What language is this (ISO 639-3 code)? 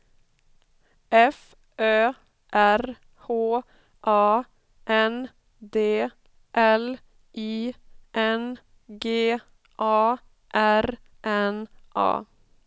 swe